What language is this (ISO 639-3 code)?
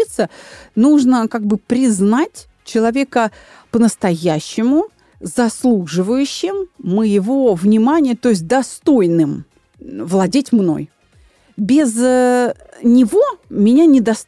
rus